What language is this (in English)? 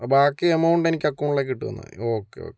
Malayalam